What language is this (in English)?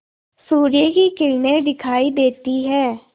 Hindi